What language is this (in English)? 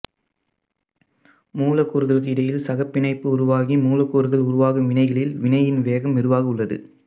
Tamil